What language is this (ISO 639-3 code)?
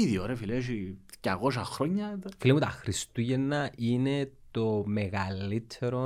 ell